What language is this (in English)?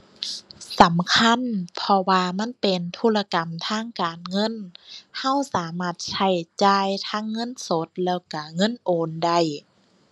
Thai